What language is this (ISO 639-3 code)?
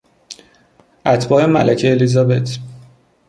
fas